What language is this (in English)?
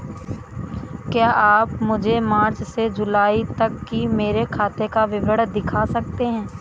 Hindi